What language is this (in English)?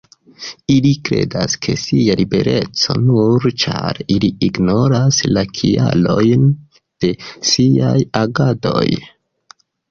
Esperanto